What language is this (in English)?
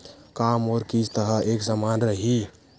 Chhattisgarhi